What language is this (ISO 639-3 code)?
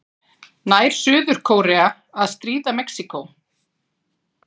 isl